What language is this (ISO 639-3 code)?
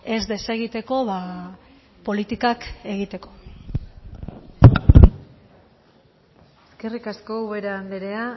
eus